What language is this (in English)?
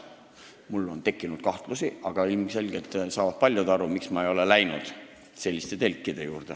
Estonian